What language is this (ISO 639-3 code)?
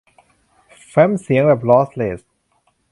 tha